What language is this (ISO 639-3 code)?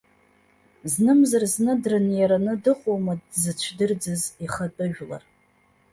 abk